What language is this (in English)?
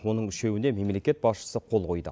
Kazakh